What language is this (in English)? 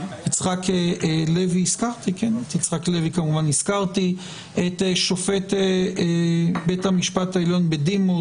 Hebrew